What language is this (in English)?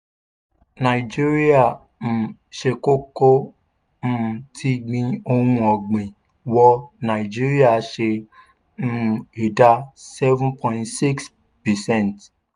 Yoruba